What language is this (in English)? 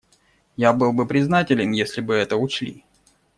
Russian